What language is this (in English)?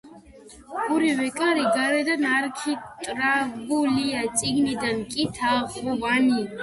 Georgian